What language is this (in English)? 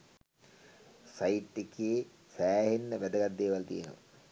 Sinhala